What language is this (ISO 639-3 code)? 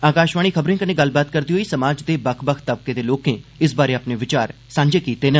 doi